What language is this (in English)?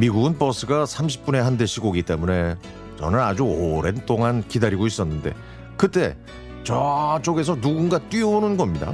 Korean